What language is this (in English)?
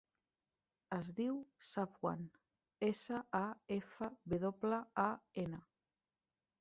Catalan